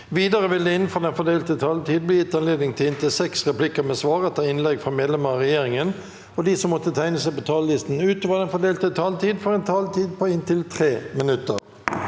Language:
Norwegian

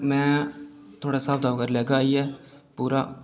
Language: Dogri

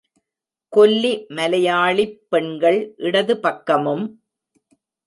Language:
Tamil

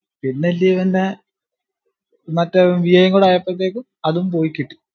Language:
Malayalam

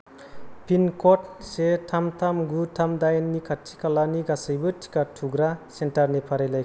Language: Bodo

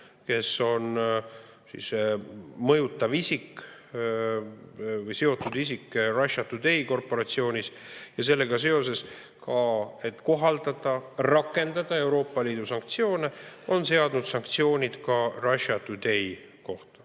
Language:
Estonian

